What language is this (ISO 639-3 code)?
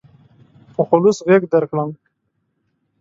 pus